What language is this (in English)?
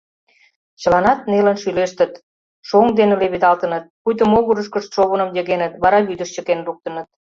Mari